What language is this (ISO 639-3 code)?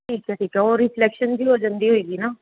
pan